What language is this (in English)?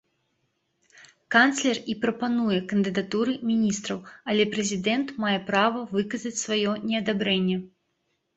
Belarusian